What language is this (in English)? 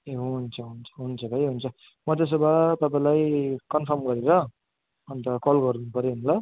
Nepali